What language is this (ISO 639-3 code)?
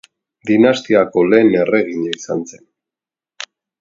eus